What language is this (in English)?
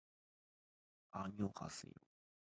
Japanese